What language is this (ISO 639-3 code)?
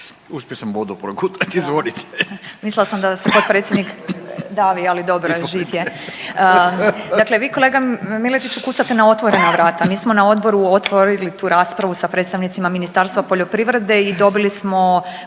hrv